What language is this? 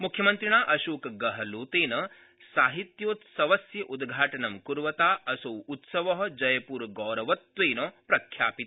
Sanskrit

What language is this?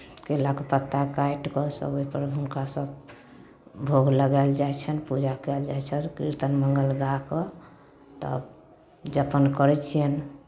Maithili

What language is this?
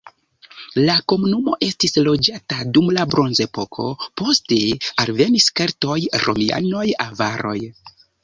Esperanto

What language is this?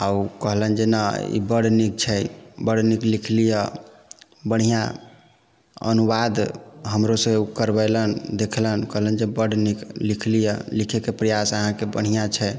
Maithili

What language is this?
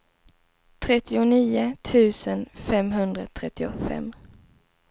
Swedish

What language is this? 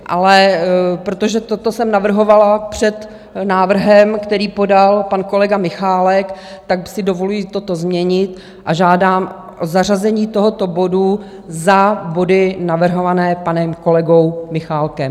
Czech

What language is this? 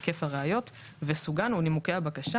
Hebrew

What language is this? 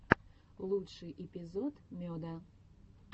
Russian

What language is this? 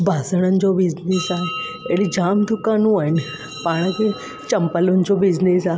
Sindhi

